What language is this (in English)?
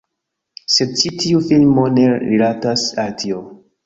Esperanto